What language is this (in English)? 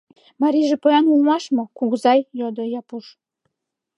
Mari